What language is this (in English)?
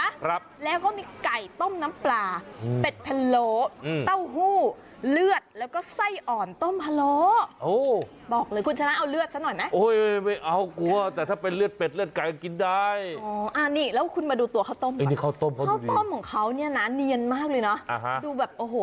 Thai